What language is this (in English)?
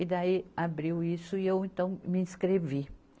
Portuguese